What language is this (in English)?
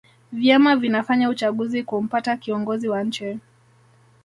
Swahili